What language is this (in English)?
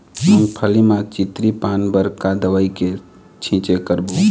Chhattisgarhi